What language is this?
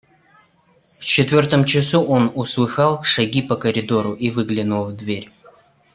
Russian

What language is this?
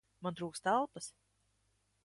Latvian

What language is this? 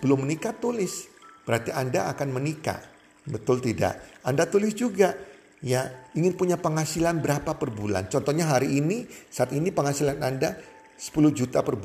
Indonesian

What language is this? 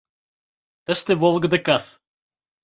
Mari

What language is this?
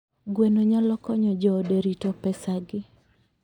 Luo (Kenya and Tanzania)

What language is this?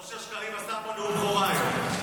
Hebrew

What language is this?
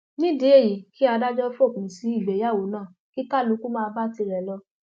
Yoruba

